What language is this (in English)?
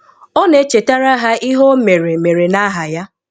Igbo